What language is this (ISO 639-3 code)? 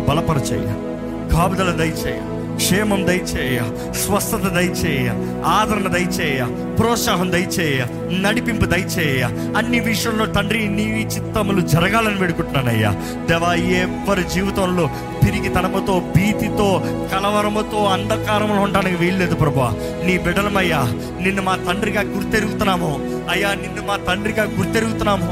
tel